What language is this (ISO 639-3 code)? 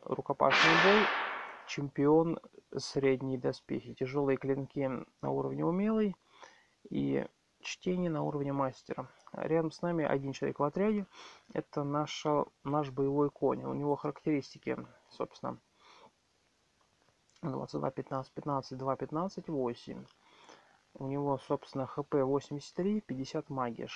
rus